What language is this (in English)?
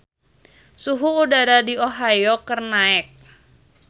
Sundanese